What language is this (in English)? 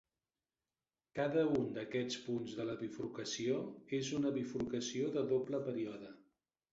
Catalan